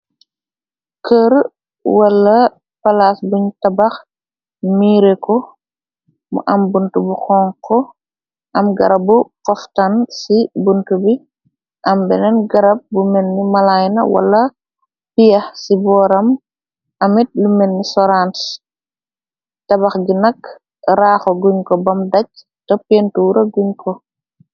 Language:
Wolof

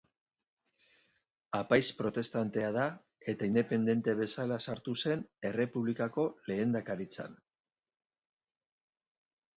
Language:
Basque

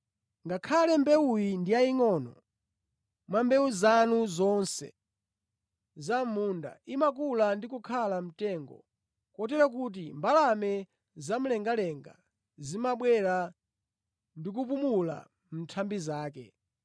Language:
Nyanja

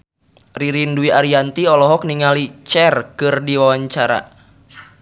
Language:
Sundanese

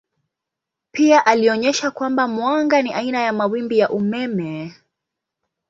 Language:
Swahili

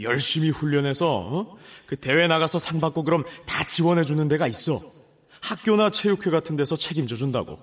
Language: Korean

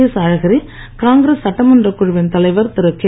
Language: Tamil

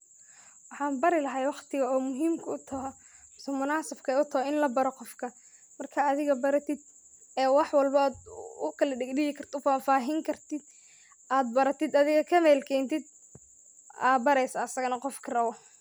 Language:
Somali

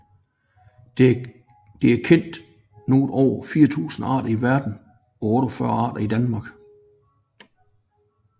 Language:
Danish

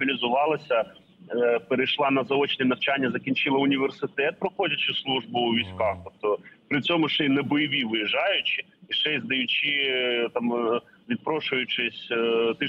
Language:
Ukrainian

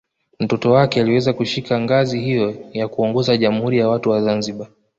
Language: Swahili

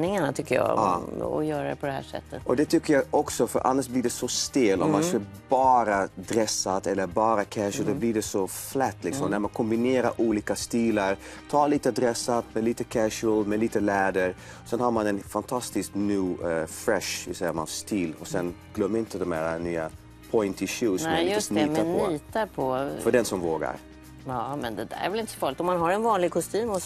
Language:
Swedish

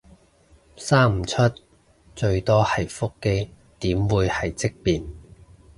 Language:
Cantonese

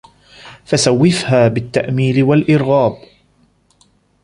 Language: Arabic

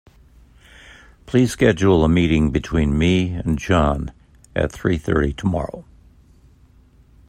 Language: English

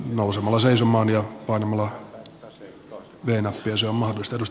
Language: Finnish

